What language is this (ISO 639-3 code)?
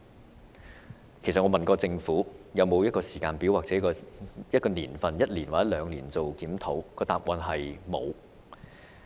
yue